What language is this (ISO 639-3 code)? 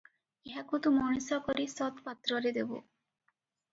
ori